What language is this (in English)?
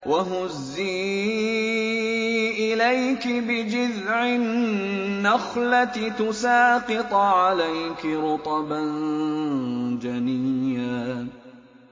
Arabic